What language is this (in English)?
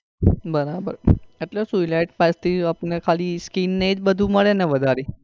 Gujarati